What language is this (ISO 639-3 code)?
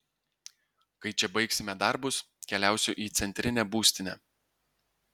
lit